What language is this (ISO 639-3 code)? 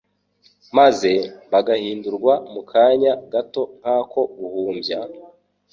kin